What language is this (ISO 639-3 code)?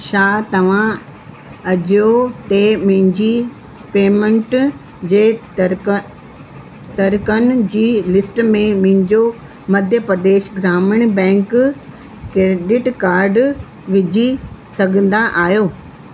snd